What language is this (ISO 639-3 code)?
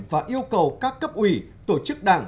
vie